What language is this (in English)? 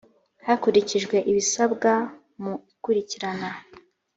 Kinyarwanda